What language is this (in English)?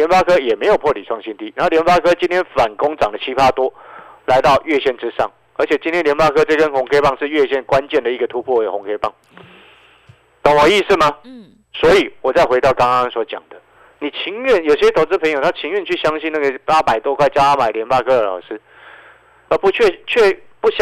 Chinese